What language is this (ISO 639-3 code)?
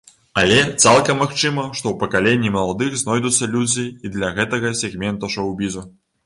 bel